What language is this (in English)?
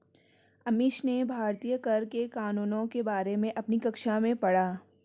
Hindi